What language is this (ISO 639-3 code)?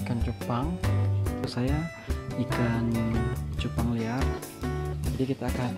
ind